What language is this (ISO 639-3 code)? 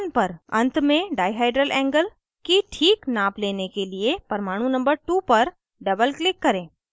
hin